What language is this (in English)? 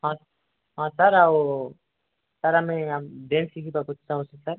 Odia